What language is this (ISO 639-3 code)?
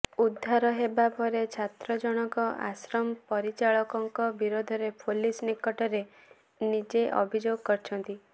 ori